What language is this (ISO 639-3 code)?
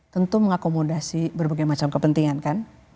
ind